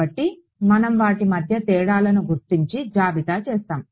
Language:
Telugu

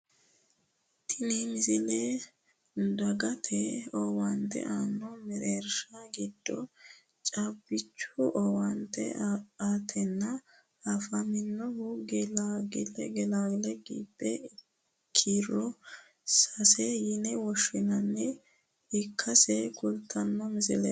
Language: Sidamo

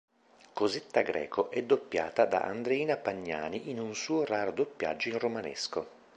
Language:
Italian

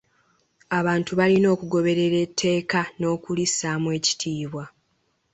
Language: Ganda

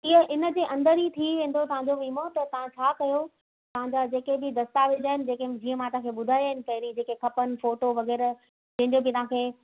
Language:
Sindhi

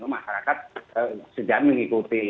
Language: Indonesian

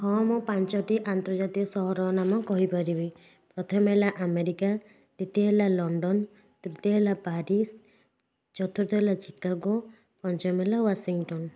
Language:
Odia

